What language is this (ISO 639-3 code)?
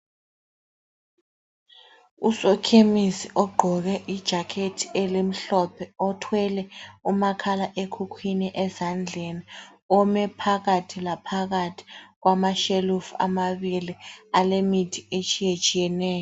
nde